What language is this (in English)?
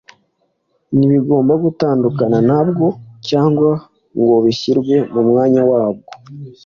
Kinyarwanda